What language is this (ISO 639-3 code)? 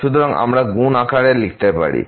ben